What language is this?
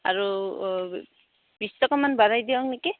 Assamese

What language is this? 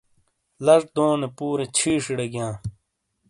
Shina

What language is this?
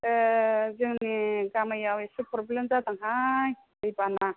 Bodo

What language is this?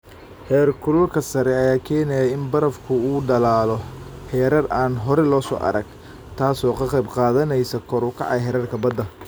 Somali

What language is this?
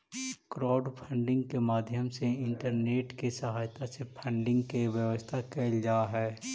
Magahi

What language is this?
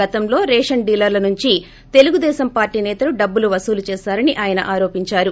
Telugu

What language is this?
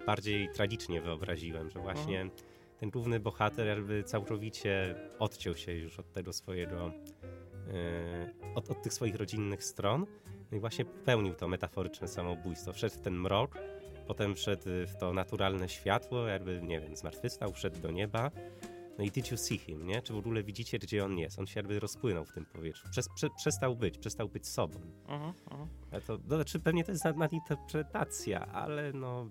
Polish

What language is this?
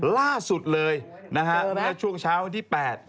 Thai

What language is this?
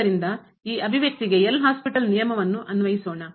Kannada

